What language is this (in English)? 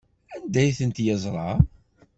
Kabyle